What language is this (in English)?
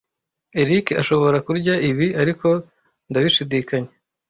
Kinyarwanda